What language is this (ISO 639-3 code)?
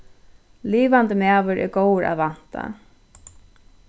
fao